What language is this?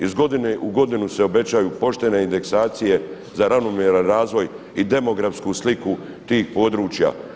Croatian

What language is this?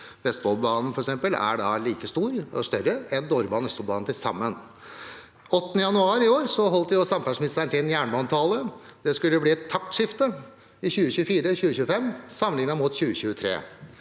Norwegian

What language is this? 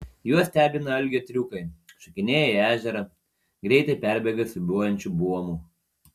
Lithuanian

